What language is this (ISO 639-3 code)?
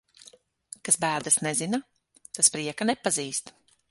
lav